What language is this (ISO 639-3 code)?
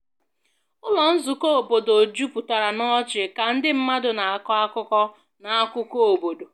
ibo